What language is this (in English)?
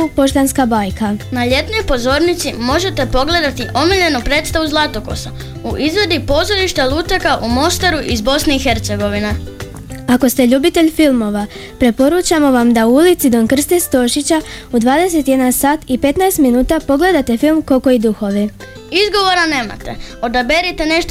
Croatian